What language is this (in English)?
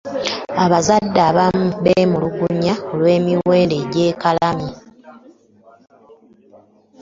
Ganda